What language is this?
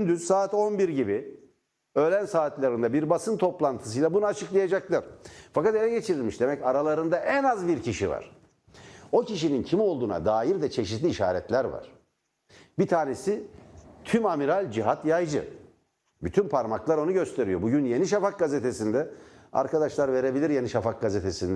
Turkish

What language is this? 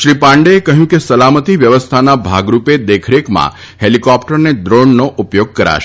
Gujarati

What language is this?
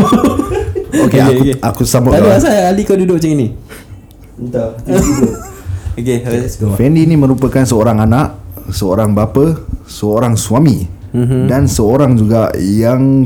Malay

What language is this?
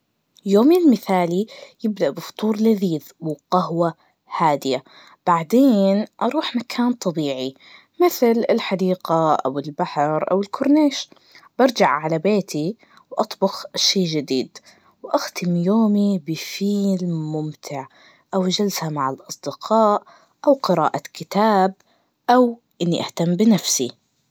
Najdi Arabic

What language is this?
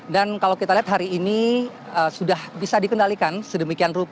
Indonesian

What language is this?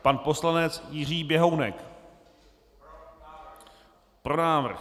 Czech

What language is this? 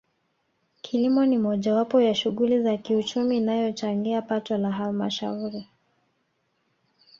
Swahili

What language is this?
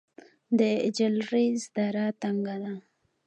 Pashto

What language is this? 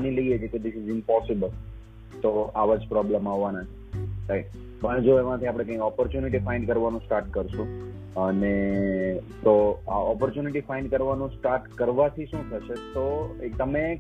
Gujarati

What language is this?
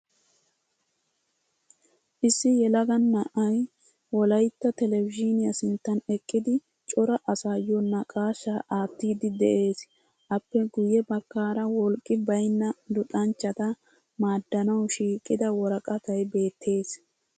Wolaytta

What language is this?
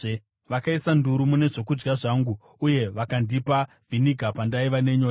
Shona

